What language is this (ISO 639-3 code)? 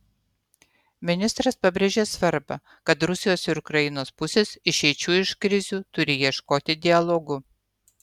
lit